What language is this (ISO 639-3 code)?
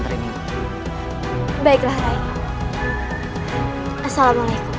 ind